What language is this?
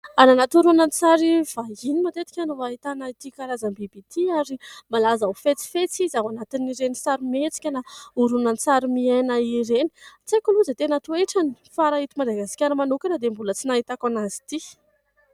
Malagasy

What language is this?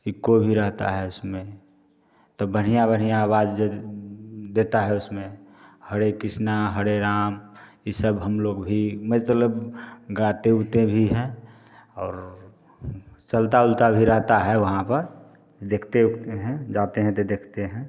Hindi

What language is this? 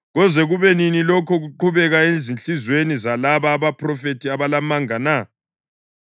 North Ndebele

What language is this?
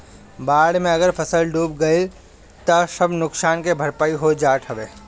Bhojpuri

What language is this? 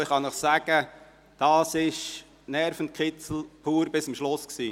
Swiss German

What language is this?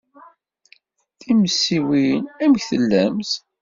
Kabyle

